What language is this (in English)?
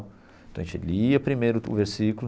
Portuguese